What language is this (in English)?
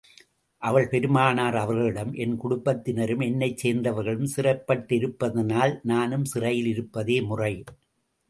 Tamil